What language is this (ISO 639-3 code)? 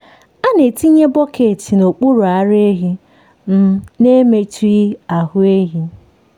ibo